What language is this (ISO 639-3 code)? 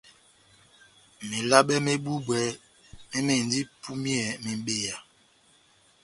bnm